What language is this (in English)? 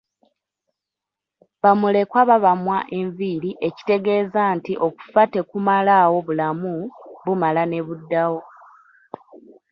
Ganda